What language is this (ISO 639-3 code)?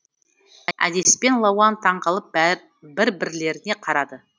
kaz